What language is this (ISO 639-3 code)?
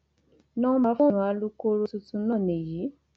yor